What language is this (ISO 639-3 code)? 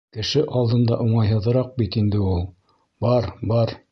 bak